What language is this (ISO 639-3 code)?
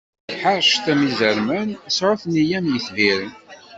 kab